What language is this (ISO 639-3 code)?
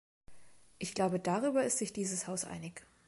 deu